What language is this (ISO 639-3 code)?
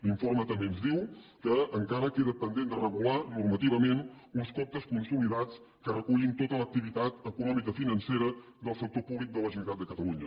cat